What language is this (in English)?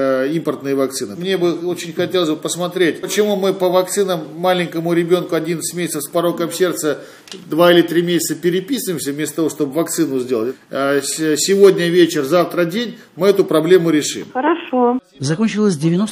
Russian